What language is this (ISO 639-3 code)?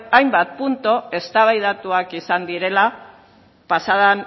eus